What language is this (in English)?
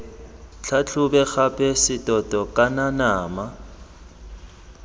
Tswana